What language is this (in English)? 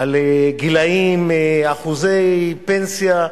Hebrew